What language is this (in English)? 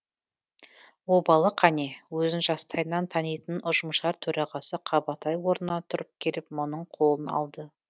Kazakh